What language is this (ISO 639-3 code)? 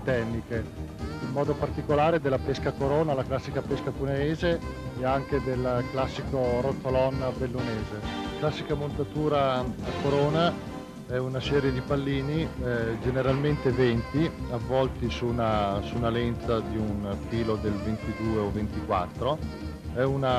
ita